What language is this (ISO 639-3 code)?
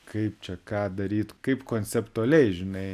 lit